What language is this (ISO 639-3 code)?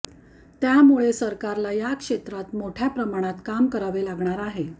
mar